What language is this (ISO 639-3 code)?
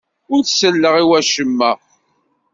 kab